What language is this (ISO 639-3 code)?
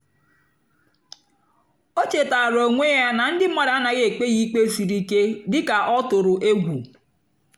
ibo